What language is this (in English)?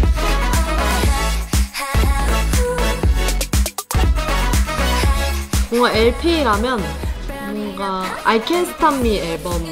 Korean